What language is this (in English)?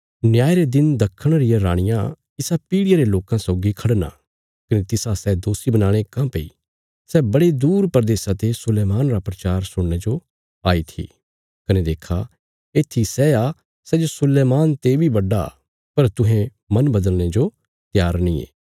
Bilaspuri